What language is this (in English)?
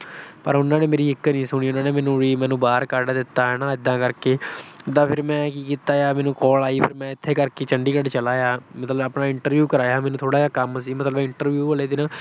Punjabi